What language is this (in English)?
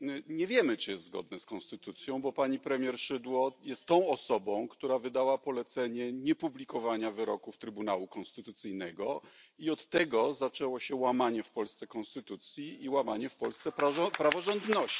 Polish